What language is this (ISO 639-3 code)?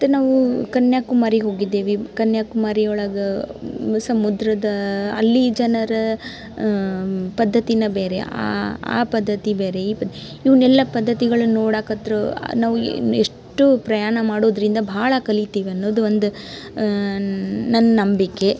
kan